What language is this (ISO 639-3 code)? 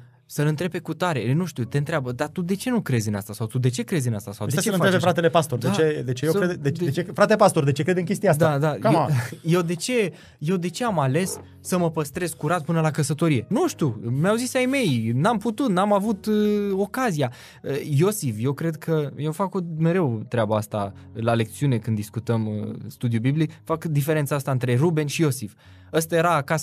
ron